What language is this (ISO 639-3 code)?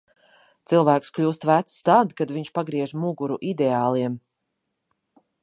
lav